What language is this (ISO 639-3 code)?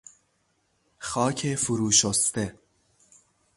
fas